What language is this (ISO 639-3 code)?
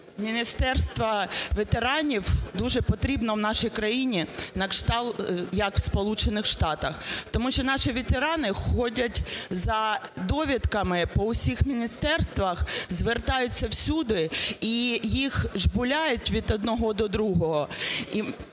ukr